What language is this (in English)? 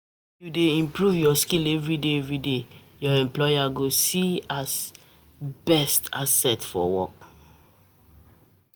Nigerian Pidgin